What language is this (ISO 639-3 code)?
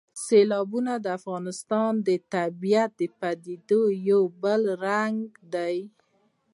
pus